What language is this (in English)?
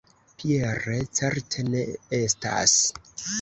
Esperanto